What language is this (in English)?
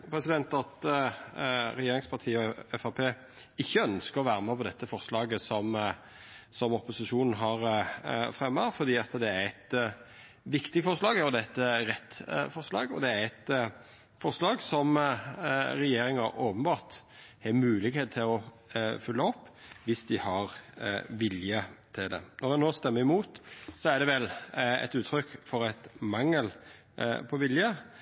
Norwegian Nynorsk